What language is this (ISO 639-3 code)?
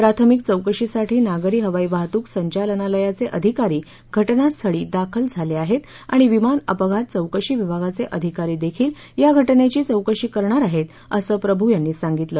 mar